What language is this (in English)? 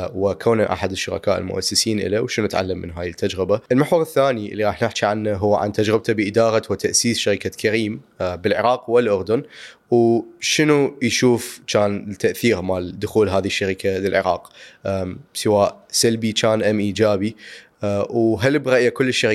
Arabic